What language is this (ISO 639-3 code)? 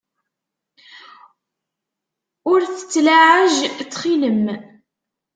kab